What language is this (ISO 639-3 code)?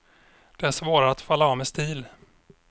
swe